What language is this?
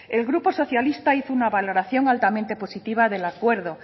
Spanish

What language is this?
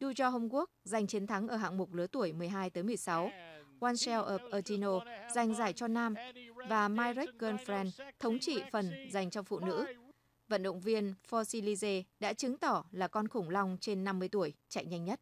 Vietnamese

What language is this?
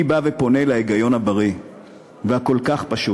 Hebrew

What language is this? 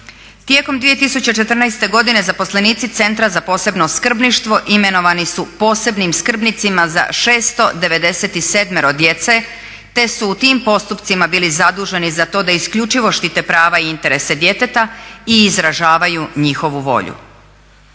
Croatian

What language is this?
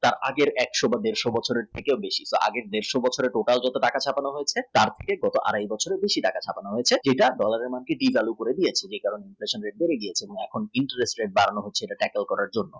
Bangla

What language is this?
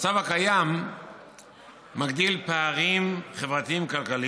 Hebrew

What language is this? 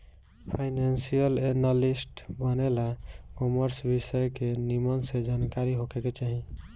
Bhojpuri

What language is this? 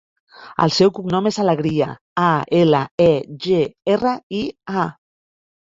Catalan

